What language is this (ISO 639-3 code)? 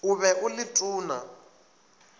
nso